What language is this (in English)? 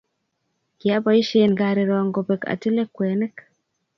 Kalenjin